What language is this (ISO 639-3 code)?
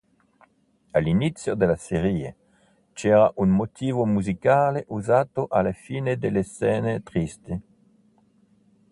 ita